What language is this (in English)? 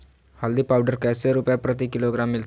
Magahi